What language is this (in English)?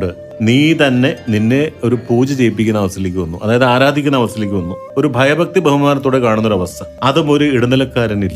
Malayalam